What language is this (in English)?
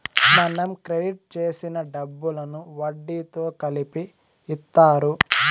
Telugu